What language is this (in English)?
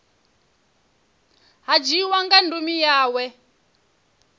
Venda